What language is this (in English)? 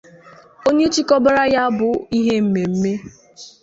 Igbo